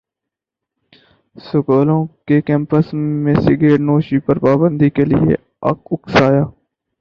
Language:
Urdu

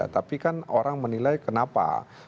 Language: Indonesian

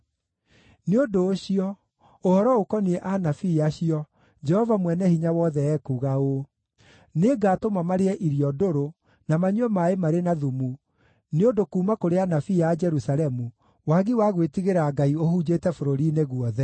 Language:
Kikuyu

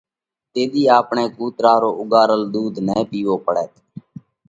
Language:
Parkari Koli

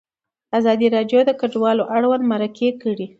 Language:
Pashto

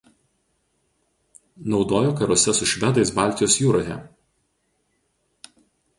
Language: Lithuanian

